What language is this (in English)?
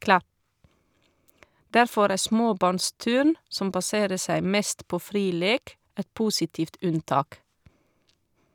Norwegian